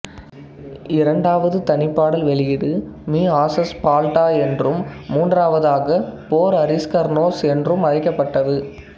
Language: Tamil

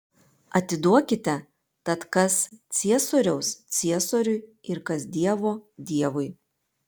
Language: Lithuanian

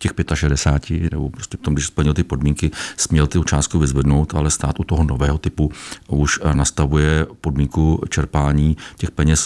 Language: Czech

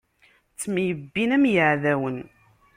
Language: Kabyle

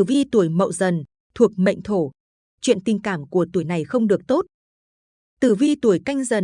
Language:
Vietnamese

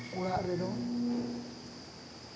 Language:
Santali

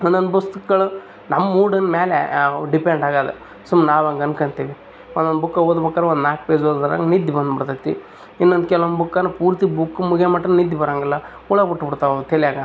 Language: Kannada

